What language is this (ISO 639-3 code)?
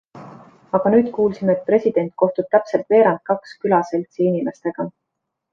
est